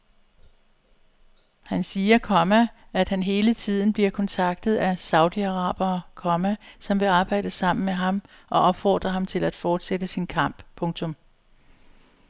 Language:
Danish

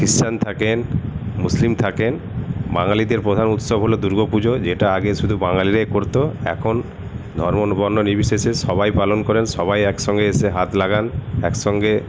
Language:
Bangla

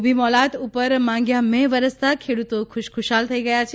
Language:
Gujarati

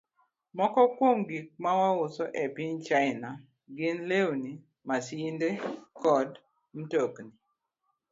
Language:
Luo (Kenya and Tanzania)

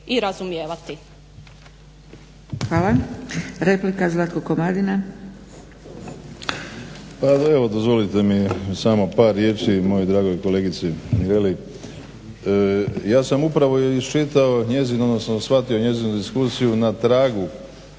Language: Croatian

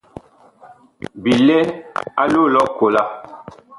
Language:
Bakoko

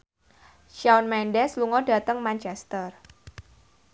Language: Javanese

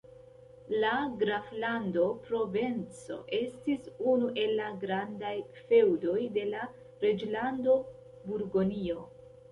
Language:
Esperanto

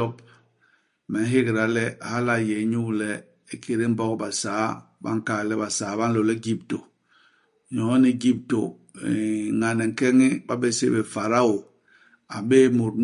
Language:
Basaa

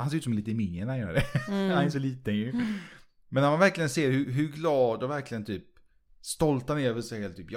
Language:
Swedish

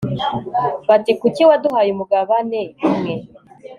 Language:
Kinyarwanda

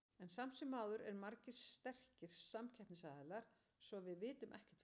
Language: Icelandic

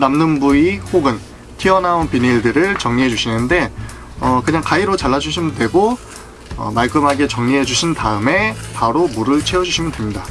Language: Korean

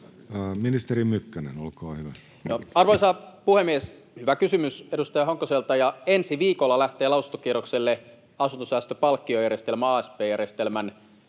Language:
Finnish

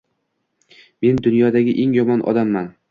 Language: Uzbek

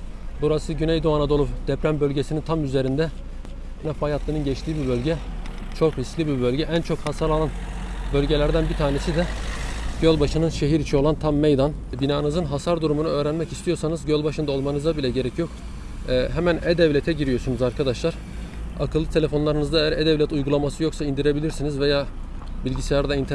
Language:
Turkish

